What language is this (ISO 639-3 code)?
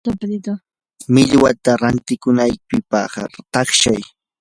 qur